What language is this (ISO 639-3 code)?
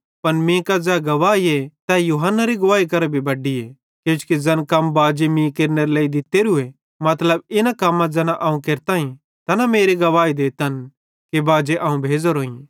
bhd